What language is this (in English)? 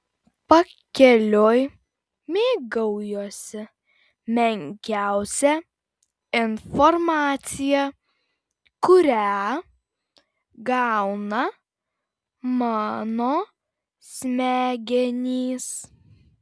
Lithuanian